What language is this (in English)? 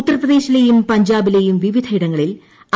Malayalam